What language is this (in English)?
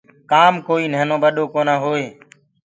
Gurgula